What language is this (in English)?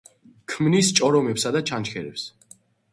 Georgian